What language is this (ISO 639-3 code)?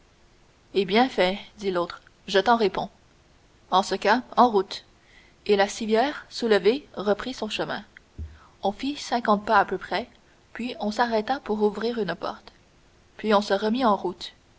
fra